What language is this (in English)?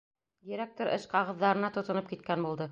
Bashkir